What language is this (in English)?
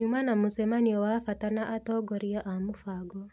Kikuyu